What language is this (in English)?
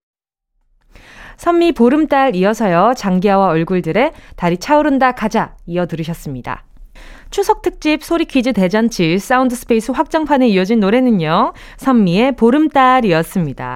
Korean